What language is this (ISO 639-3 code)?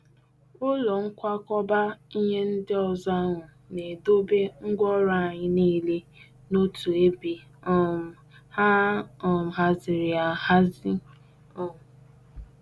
ibo